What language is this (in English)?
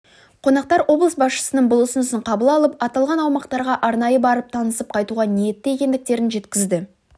Kazakh